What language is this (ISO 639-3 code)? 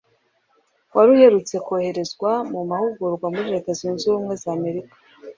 kin